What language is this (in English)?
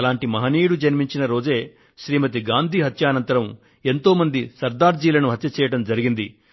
Telugu